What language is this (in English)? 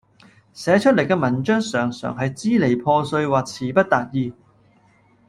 Cantonese